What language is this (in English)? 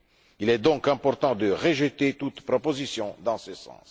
French